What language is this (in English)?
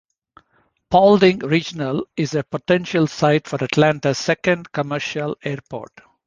English